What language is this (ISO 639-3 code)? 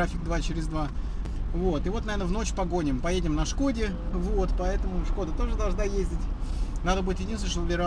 rus